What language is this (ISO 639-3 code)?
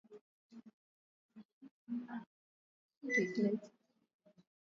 swa